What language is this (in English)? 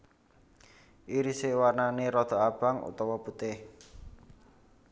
Javanese